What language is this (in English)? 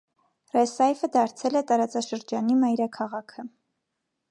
Armenian